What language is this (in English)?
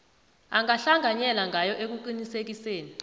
South Ndebele